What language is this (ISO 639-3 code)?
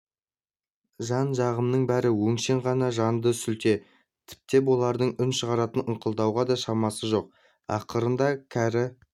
kaz